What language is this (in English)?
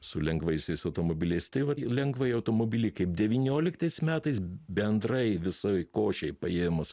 Lithuanian